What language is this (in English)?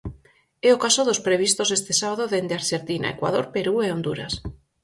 Galician